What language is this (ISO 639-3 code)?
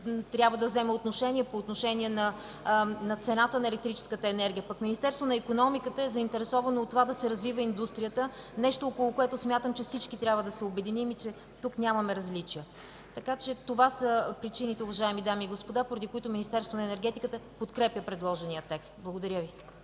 bul